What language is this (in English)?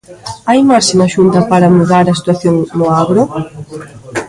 Galician